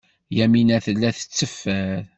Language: Kabyle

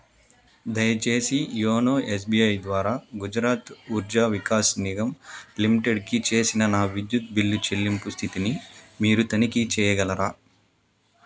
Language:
Telugu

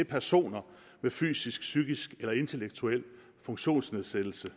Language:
Danish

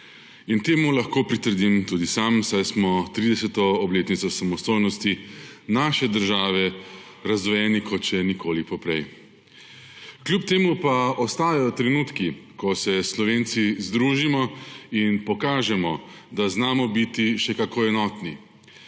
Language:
Slovenian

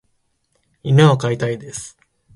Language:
Japanese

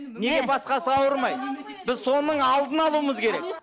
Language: Kazakh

